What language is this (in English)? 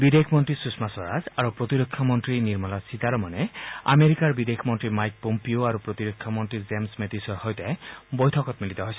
Assamese